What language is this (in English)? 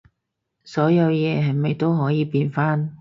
Cantonese